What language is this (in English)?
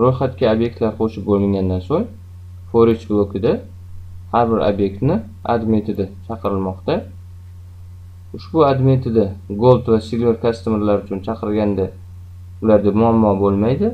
Turkish